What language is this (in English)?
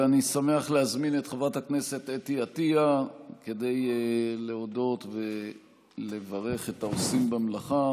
Hebrew